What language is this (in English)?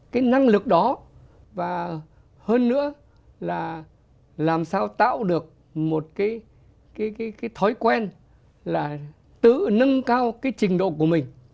Vietnamese